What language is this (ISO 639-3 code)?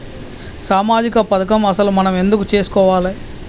tel